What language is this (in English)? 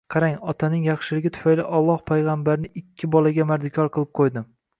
Uzbek